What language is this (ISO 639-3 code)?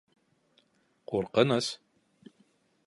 bak